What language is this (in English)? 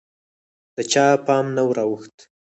Pashto